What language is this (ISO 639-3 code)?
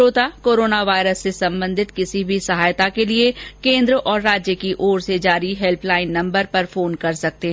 hin